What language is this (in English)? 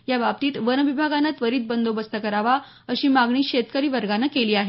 Marathi